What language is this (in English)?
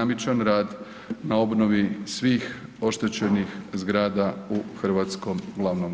Croatian